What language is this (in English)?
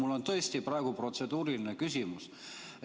Estonian